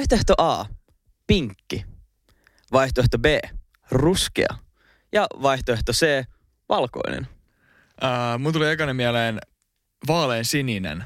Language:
Finnish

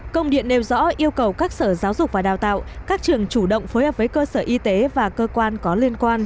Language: Vietnamese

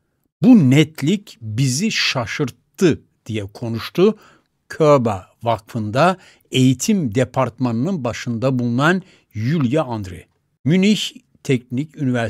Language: Turkish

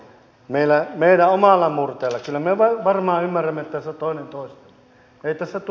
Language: Finnish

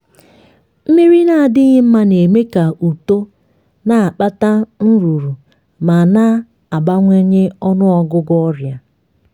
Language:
Igbo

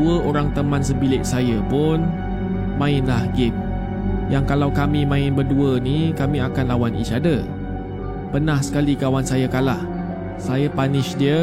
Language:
Malay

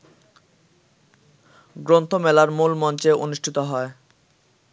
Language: Bangla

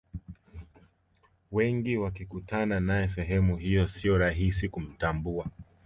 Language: Swahili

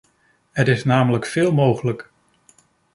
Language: Dutch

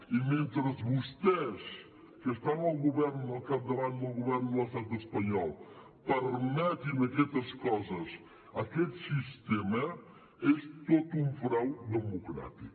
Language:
Catalan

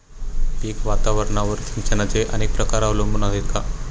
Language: Marathi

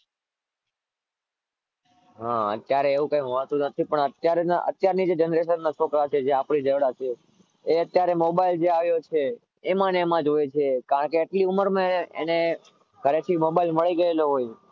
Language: Gujarati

